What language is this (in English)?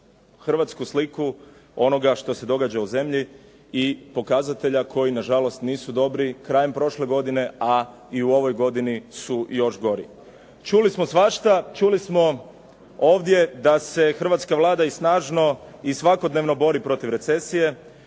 Croatian